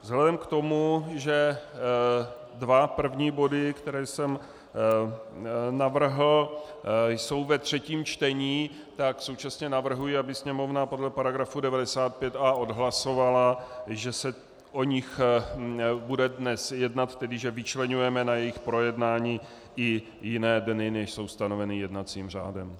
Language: Czech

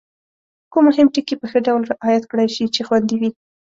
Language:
Pashto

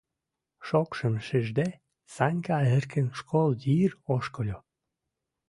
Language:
Mari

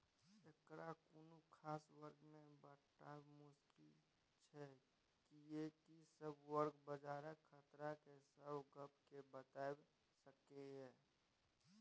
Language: Maithili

